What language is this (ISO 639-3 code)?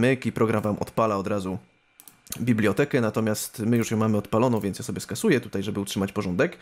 pol